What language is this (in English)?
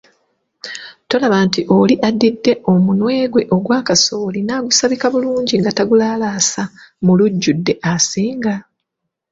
Ganda